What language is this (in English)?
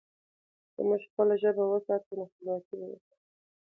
Pashto